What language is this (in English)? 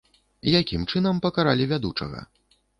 Belarusian